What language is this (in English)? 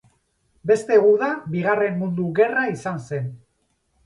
Basque